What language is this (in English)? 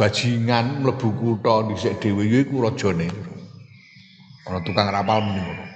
Indonesian